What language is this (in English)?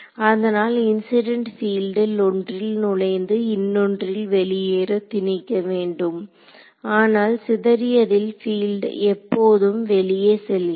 Tamil